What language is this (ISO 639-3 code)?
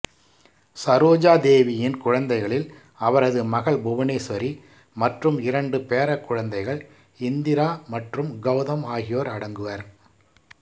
tam